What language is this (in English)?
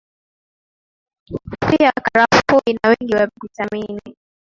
Swahili